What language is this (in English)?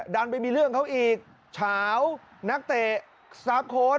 Thai